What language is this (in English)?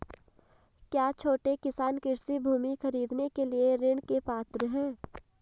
Hindi